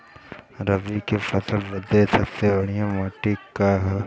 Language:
Bhojpuri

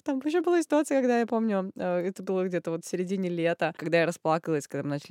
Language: Russian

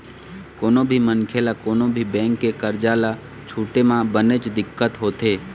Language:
Chhattisgarhi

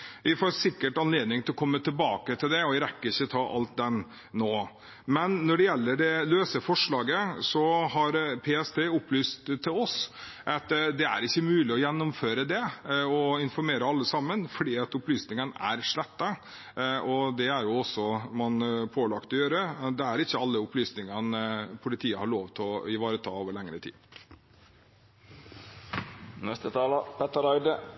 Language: Norwegian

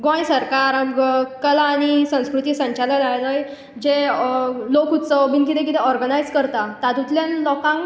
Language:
Konkani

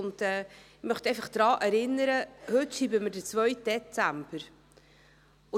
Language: Swiss German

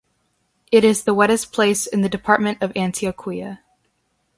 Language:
English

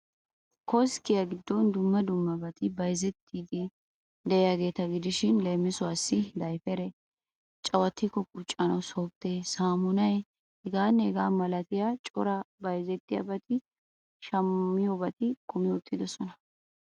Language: Wolaytta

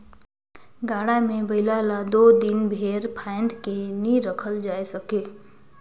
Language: Chhattisgarhi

